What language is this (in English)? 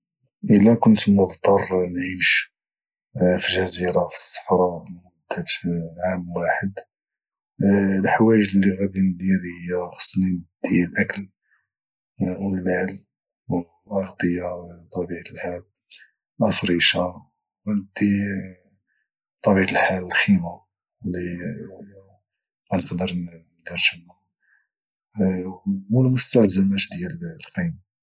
Moroccan Arabic